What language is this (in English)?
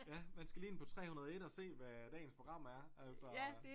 Danish